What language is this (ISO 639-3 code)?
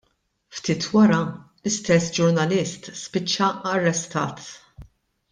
mlt